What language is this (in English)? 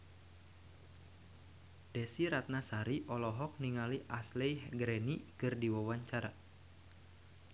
Sundanese